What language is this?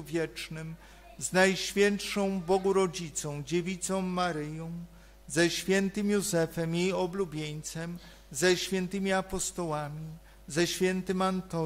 Polish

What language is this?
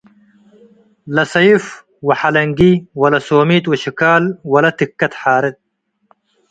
Tigre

